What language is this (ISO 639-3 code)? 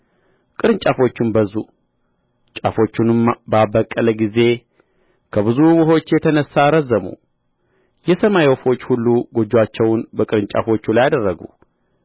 amh